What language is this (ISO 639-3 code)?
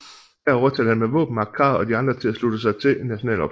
dan